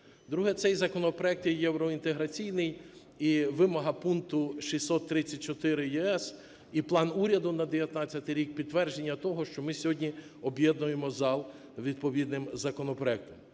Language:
Ukrainian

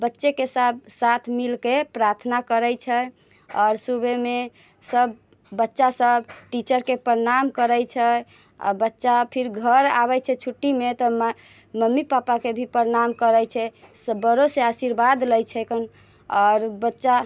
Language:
Maithili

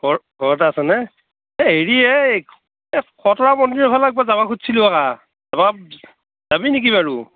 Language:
Assamese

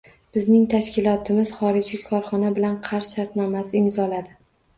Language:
Uzbek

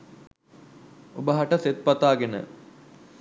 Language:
Sinhala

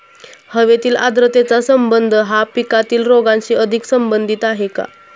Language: Marathi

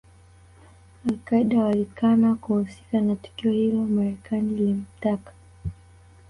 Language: Swahili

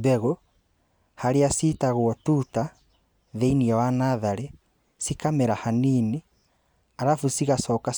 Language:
Kikuyu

